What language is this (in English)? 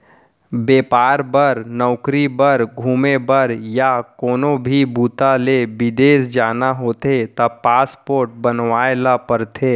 Chhattisgarhi